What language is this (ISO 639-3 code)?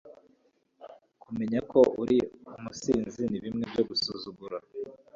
kin